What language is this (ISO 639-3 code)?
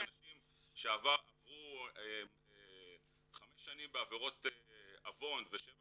heb